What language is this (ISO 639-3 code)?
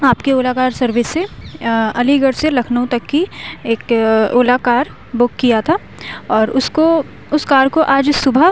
urd